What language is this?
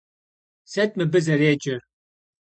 Kabardian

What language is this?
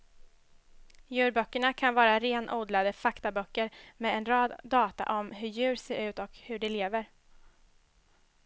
Swedish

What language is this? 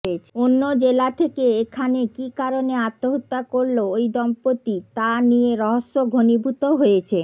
Bangla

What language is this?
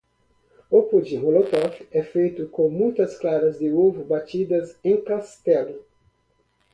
Portuguese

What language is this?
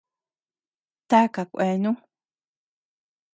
Tepeuxila Cuicatec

